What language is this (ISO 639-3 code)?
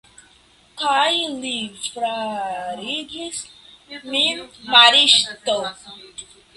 epo